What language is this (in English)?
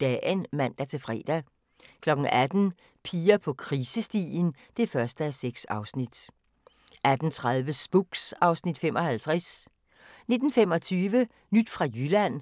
Danish